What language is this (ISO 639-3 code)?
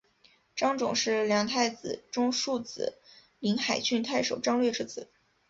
zho